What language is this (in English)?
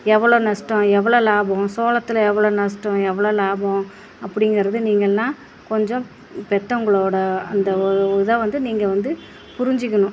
Tamil